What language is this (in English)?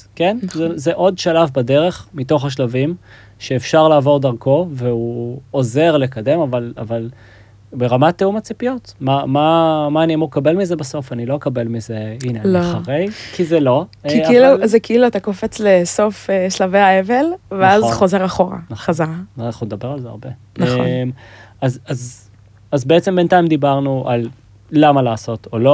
Hebrew